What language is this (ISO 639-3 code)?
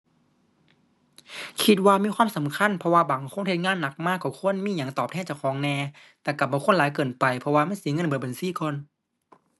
tha